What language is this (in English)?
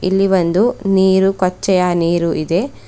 Kannada